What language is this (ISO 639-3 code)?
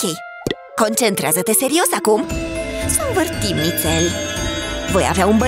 ron